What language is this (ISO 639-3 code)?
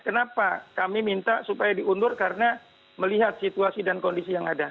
ind